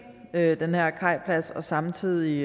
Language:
Danish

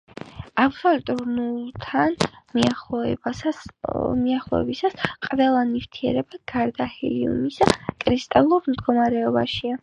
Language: Georgian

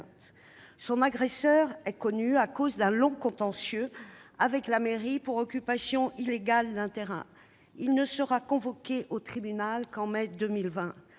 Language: French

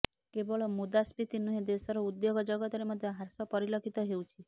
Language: Odia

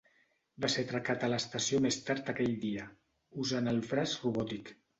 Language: Catalan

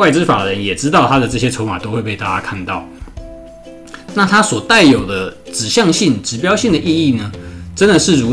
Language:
Chinese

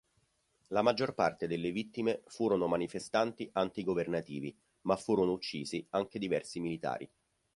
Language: Italian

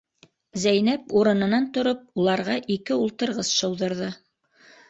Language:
Bashkir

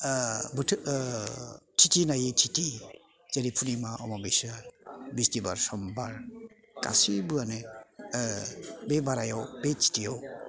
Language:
Bodo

